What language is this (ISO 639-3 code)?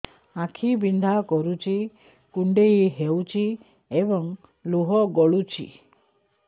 ori